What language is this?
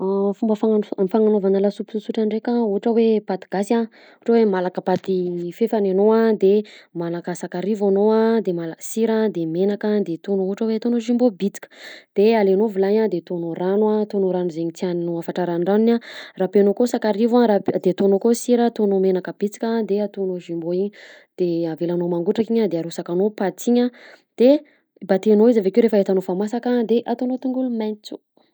Southern Betsimisaraka Malagasy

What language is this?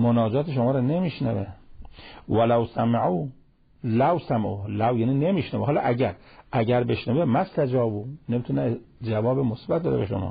Persian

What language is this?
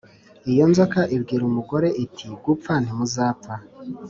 Kinyarwanda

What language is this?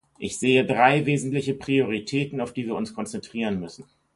German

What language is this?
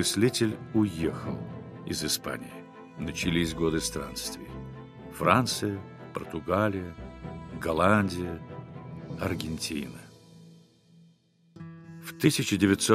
Russian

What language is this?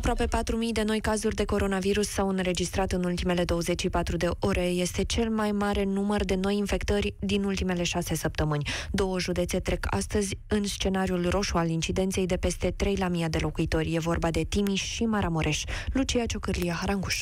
Romanian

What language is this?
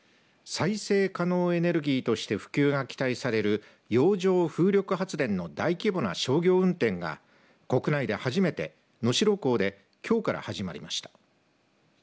Japanese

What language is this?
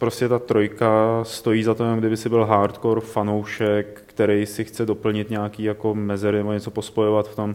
Czech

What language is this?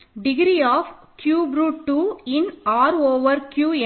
Tamil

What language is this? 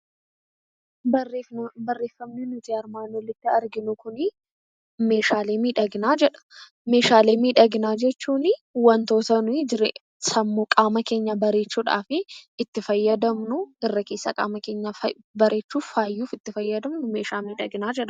Oromo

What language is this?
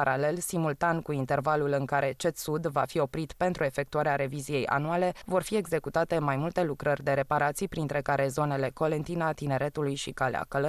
Romanian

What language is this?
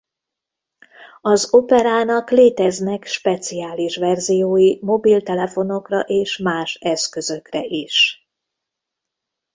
Hungarian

